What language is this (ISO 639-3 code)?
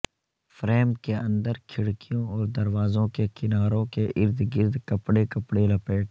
urd